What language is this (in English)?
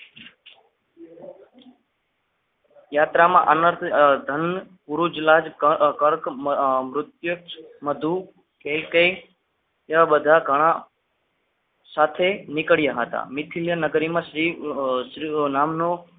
Gujarati